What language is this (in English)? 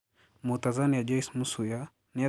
Kikuyu